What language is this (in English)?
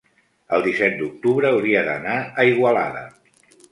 Catalan